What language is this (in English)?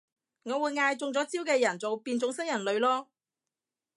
Cantonese